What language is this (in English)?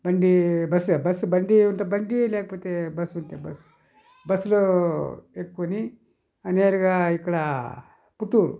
Telugu